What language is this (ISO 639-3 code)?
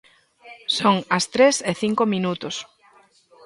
glg